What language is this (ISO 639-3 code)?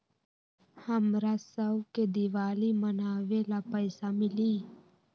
mag